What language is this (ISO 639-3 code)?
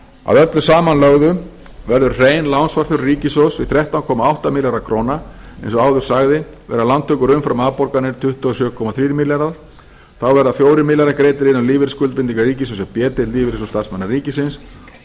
isl